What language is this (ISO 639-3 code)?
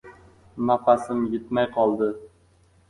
uzb